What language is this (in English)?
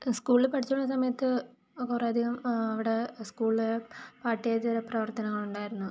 Malayalam